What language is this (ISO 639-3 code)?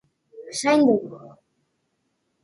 eus